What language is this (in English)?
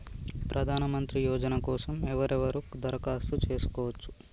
Telugu